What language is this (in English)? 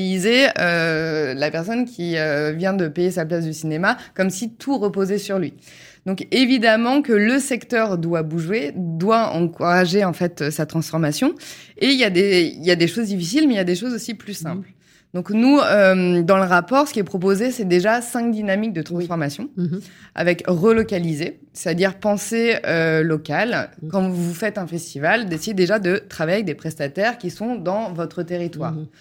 French